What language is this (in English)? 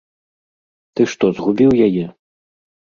Belarusian